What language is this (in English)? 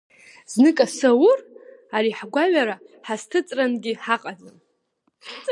Abkhazian